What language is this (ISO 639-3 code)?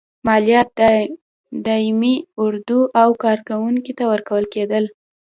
pus